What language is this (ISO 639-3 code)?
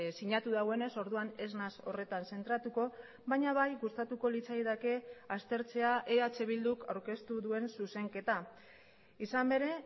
eus